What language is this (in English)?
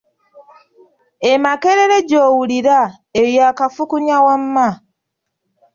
Ganda